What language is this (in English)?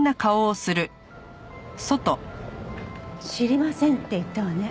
Japanese